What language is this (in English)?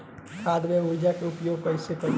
Bhojpuri